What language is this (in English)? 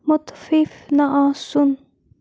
Kashmiri